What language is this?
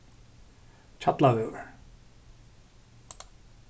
Faroese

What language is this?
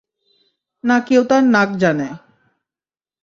Bangla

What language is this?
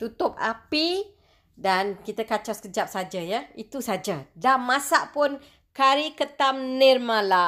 Malay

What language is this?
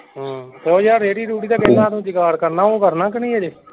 Punjabi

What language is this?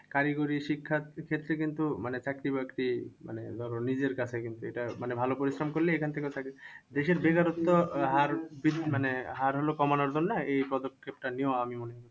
Bangla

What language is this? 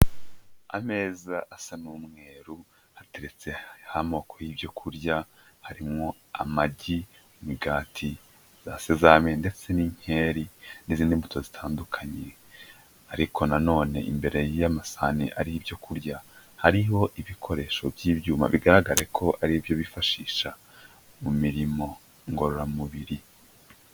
Kinyarwanda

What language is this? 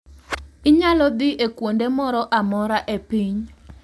Luo (Kenya and Tanzania)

